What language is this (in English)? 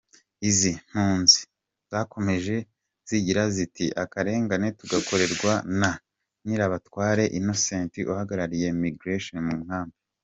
Kinyarwanda